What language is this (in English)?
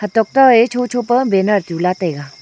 Wancho Naga